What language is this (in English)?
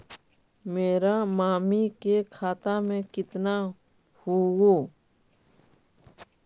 Magahi